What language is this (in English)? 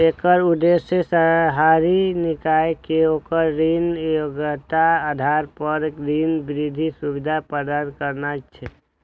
Maithili